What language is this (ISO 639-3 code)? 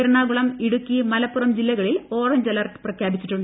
mal